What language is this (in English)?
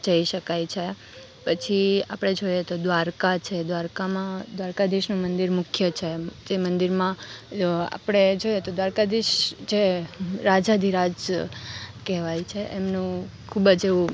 Gujarati